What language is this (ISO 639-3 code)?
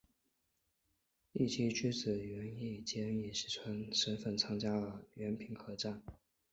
zho